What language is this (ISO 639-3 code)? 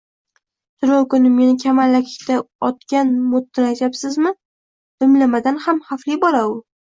uzb